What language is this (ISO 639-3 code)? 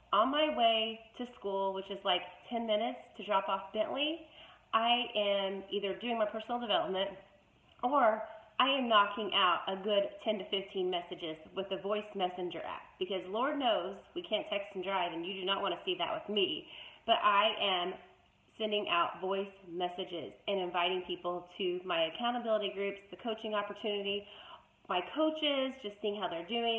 eng